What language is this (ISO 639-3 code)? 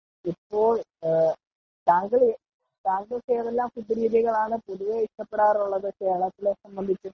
mal